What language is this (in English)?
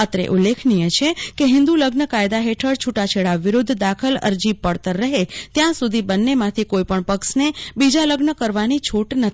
Gujarati